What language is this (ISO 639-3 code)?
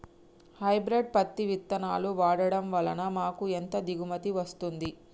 tel